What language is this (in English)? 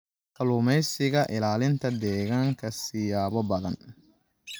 Somali